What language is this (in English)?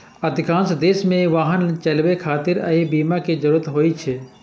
Maithili